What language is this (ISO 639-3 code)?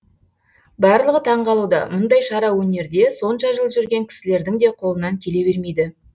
kaz